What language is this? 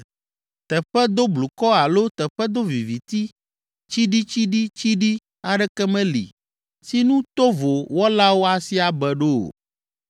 Ewe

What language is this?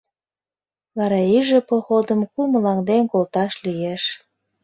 Mari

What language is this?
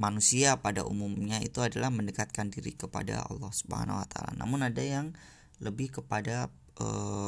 Indonesian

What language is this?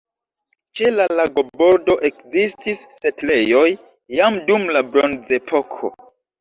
Esperanto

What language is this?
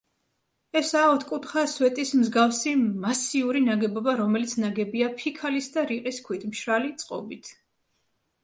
Georgian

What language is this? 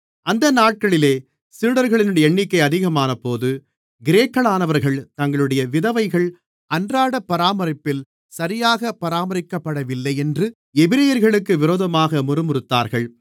Tamil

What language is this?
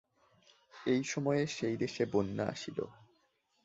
Bangla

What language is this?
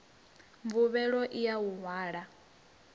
Venda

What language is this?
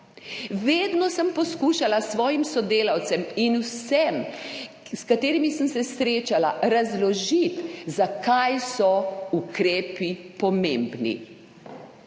Slovenian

